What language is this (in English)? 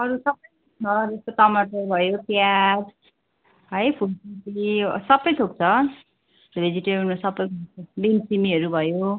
Nepali